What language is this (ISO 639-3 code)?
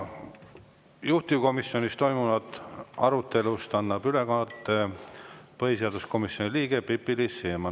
est